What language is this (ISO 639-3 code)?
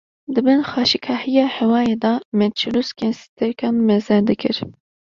kur